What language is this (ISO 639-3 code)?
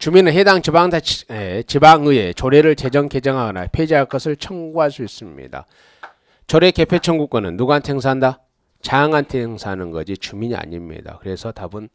kor